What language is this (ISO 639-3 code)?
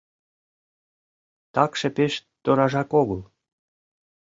chm